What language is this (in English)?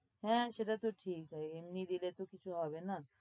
Bangla